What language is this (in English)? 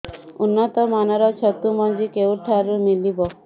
Odia